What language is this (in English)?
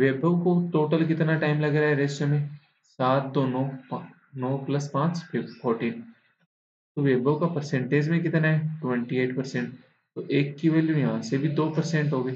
Hindi